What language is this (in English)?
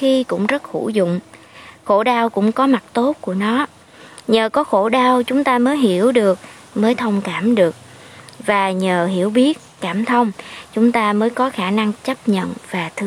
Vietnamese